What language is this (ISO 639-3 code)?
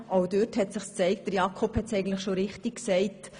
gsw